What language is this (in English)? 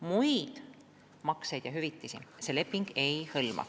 Estonian